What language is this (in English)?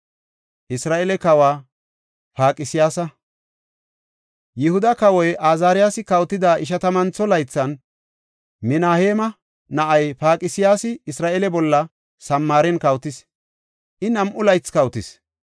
Gofa